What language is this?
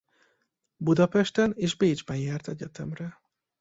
Hungarian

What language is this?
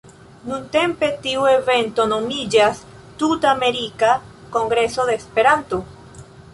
Esperanto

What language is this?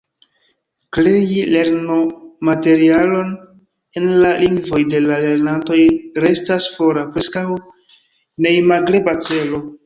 Esperanto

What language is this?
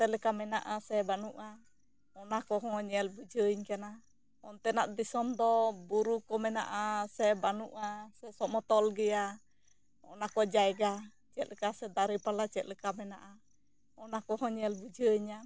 Santali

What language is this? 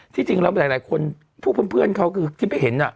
Thai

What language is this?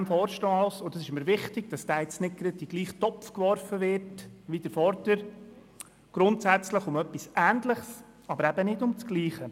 Swiss German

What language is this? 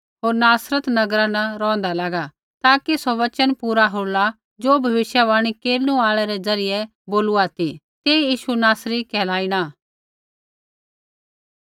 Kullu Pahari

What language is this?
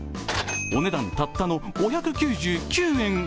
Japanese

